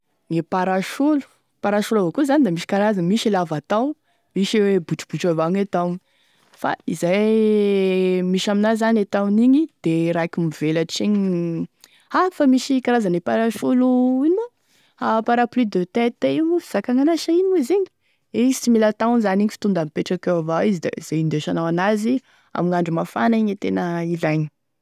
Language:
Tesaka Malagasy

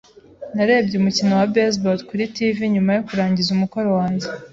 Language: Kinyarwanda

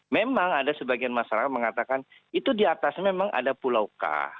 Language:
Indonesian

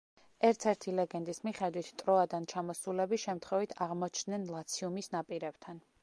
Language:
Georgian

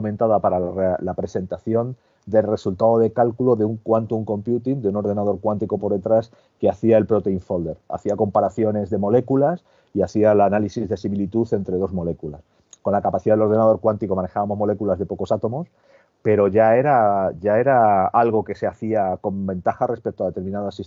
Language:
Spanish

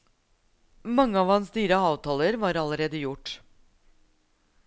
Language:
Norwegian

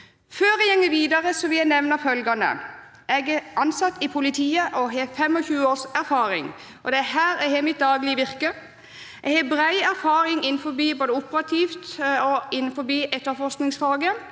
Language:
Norwegian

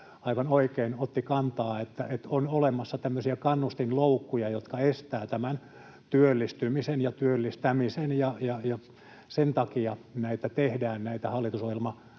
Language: Finnish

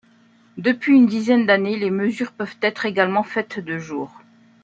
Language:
French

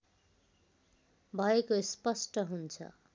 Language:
Nepali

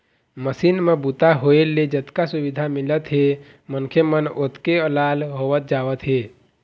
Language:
Chhattisgarhi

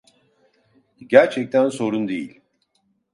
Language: Turkish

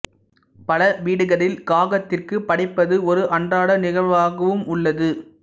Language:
Tamil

